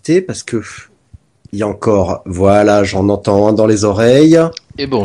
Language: French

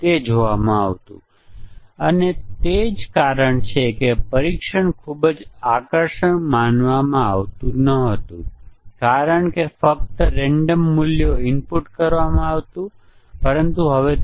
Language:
Gujarati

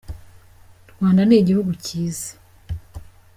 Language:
Kinyarwanda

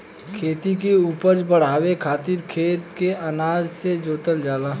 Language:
Bhojpuri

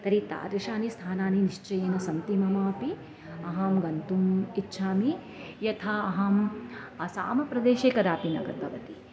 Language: Sanskrit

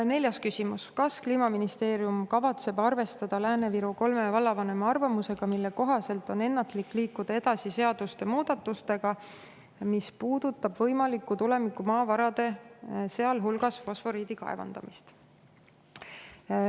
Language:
Estonian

